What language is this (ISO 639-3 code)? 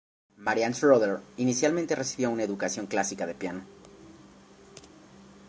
spa